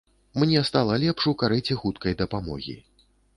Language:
Belarusian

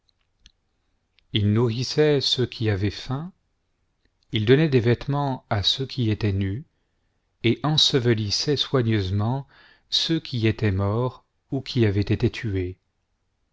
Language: French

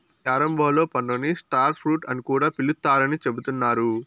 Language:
Telugu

